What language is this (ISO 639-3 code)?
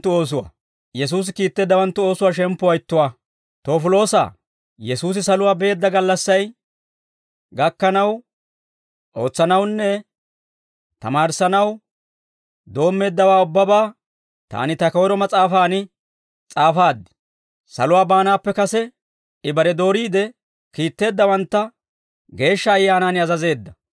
dwr